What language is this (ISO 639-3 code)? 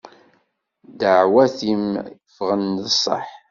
kab